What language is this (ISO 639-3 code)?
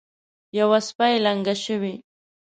pus